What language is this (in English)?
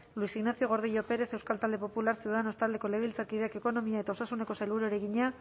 Basque